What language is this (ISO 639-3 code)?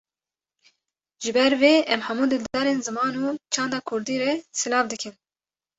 kur